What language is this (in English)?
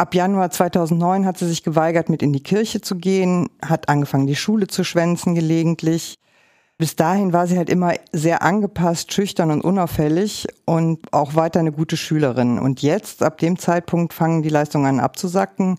German